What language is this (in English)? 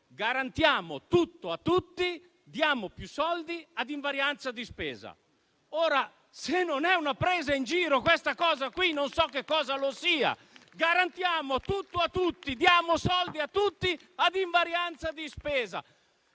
Italian